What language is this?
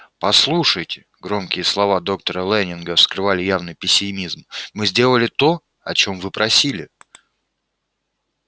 Russian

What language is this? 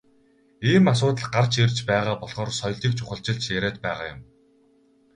Mongolian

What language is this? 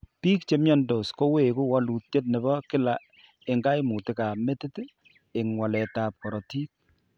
Kalenjin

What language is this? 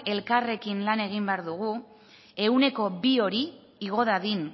Basque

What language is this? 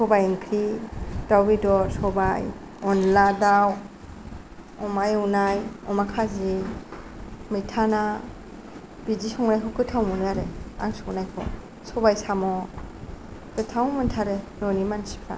Bodo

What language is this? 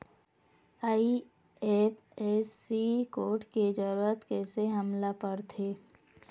Chhattisgarhi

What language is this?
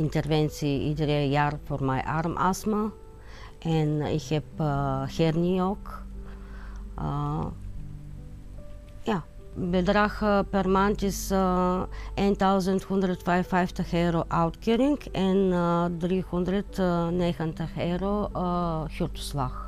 Dutch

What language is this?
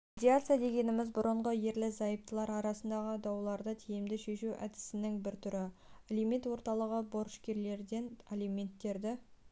Kazakh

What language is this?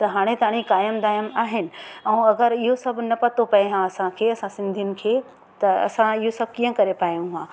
Sindhi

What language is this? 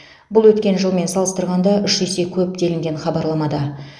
Kazakh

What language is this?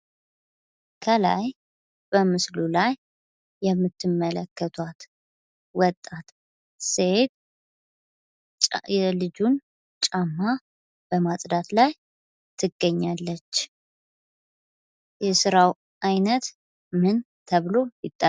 Amharic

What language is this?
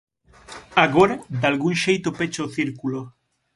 Galician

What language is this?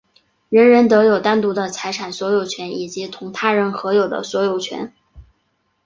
Chinese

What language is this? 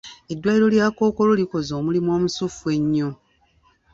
Ganda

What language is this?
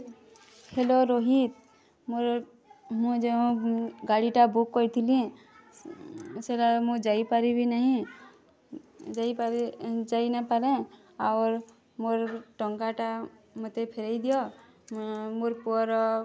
Odia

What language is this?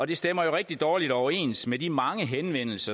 Danish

